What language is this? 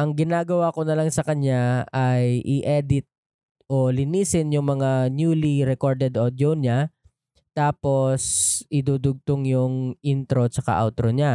Filipino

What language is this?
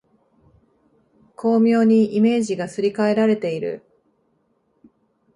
Japanese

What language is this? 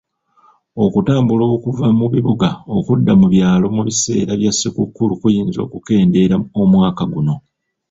Ganda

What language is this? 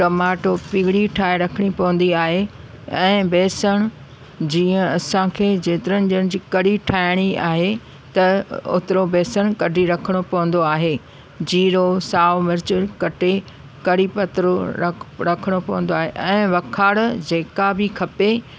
Sindhi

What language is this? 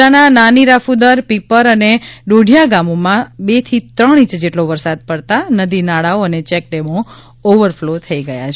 Gujarati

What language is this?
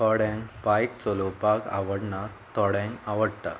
Konkani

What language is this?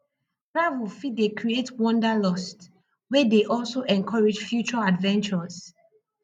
Nigerian Pidgin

